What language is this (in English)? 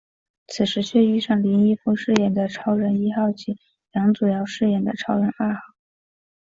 Chinese